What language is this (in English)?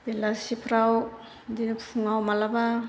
Bodo